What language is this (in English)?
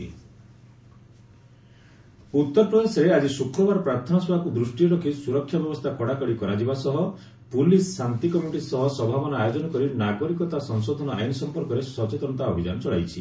Odia